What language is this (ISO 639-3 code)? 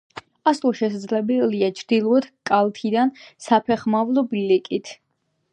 kat